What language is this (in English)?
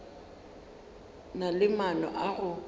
Northern Sotho